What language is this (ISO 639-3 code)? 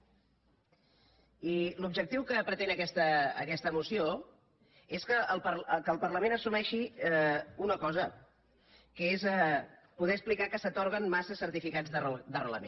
cat